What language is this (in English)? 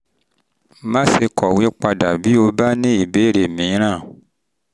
Yoruba